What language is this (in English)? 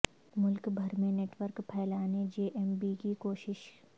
Urdu